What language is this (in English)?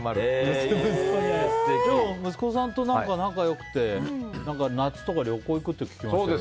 Japanese